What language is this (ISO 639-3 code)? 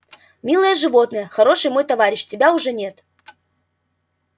rus